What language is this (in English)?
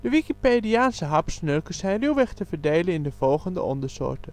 Dutch